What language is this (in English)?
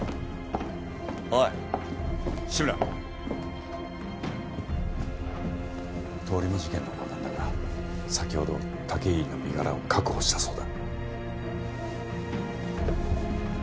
Japanese